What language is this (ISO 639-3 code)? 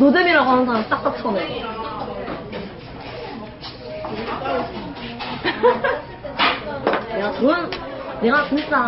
kor